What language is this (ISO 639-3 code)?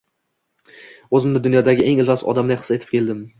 uzb